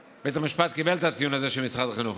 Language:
Hebrew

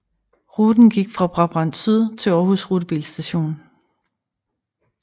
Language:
Danish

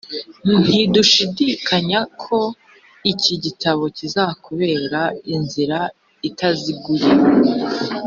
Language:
Kinyarwanda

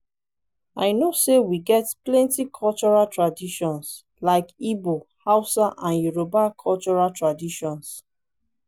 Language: Nigerian Pidgin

